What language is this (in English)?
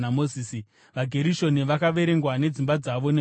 Shona